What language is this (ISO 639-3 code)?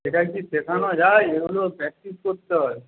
ben